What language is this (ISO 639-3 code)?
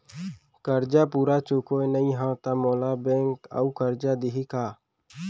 hne